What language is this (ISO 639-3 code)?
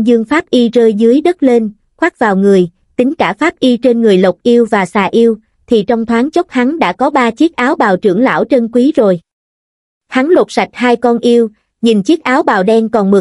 vie